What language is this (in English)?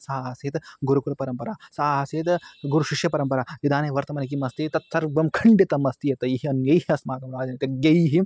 Sanskrit